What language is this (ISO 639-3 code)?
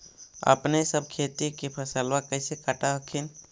mag